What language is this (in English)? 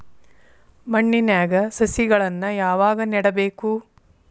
Kannada